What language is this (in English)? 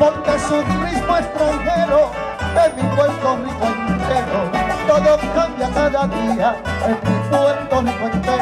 Spanish